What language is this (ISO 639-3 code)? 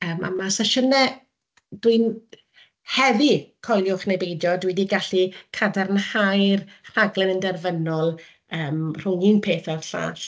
cym